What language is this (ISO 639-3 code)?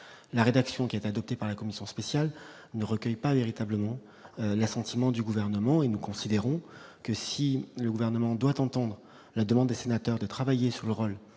fra